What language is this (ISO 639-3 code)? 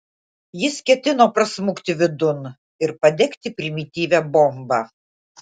lit